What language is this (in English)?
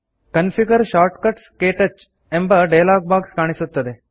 Kannada